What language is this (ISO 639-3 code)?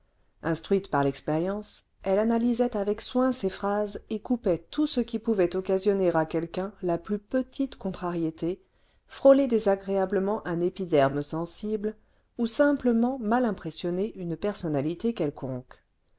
fra